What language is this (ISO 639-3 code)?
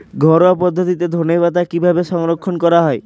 ben